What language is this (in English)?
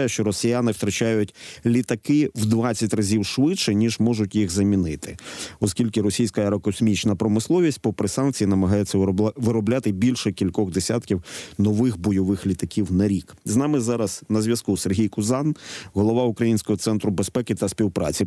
Ukrainian